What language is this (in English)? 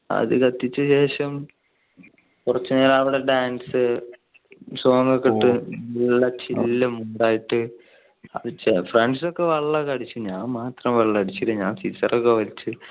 Malayalam